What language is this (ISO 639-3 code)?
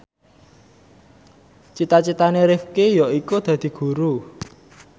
jav